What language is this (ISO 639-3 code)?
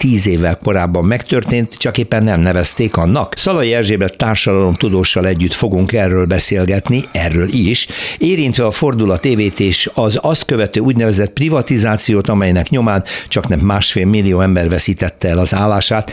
hun